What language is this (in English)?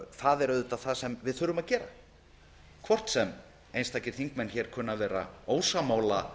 Icelandic